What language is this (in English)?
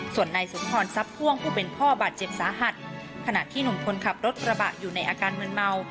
Thai